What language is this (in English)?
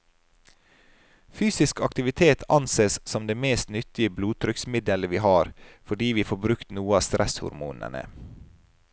Norwegian